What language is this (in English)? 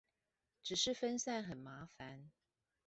Chinese